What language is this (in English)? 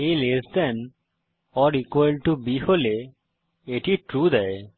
Bangla